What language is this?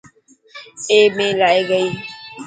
Dhatki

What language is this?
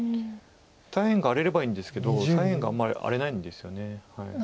Japanese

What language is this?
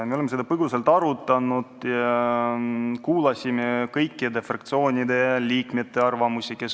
Estonian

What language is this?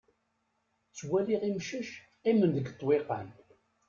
Kabyle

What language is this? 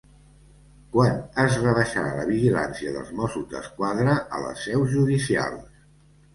Catalan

